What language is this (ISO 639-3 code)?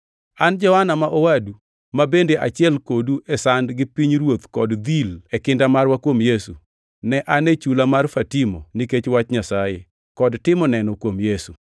luo